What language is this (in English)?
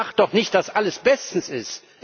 German